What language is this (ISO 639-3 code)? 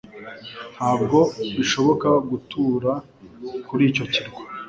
kin